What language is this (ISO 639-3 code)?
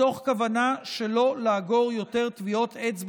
heb